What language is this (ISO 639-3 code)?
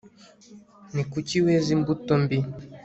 kin